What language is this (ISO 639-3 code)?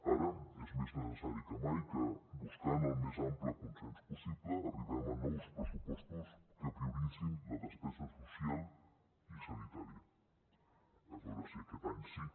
cat